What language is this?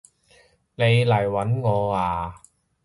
Cantonese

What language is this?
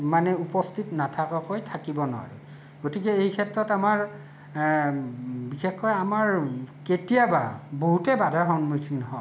Assamese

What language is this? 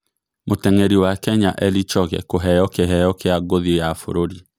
Kikuyu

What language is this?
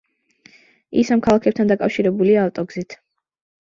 Georgian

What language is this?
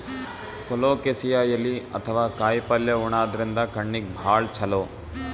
Kannada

